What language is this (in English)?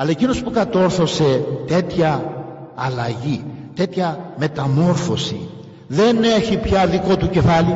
Greek